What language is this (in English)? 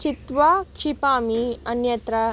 Sanskrit